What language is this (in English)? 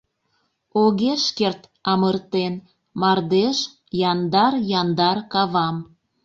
Mari